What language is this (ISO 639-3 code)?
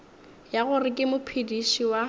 nso